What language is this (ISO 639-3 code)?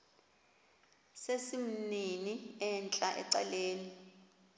xho